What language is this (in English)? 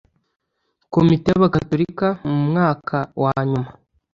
Kinyarwanda